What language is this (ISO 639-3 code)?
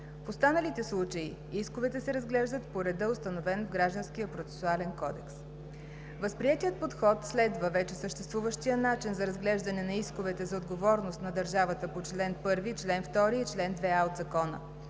bul